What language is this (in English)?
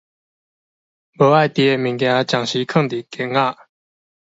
Min Nan Chinese